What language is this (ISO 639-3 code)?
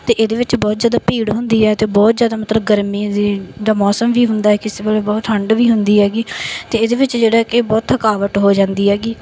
pan